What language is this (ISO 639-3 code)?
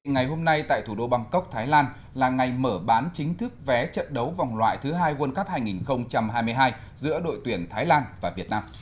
vie